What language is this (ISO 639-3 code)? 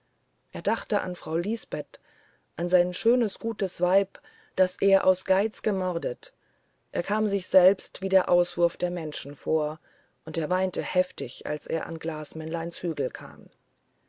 deu